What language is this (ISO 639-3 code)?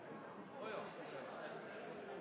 nno